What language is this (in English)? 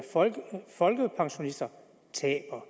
Danish